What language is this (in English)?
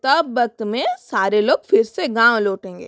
Hindi